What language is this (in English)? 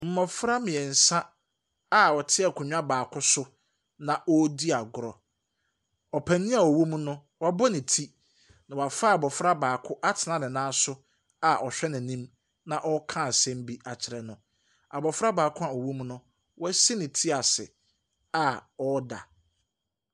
Akan